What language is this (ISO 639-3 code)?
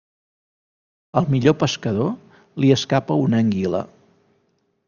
cat